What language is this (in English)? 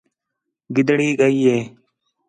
Khetrani